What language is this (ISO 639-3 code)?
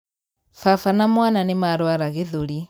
kik